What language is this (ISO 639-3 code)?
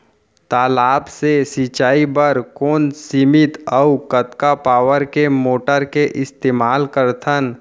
hne